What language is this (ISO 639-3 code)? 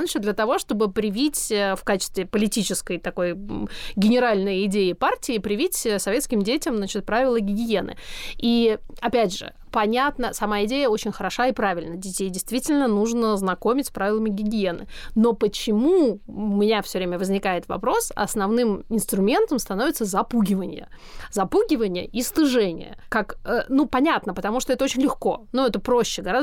rus